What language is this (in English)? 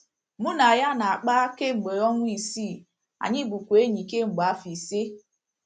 Igbo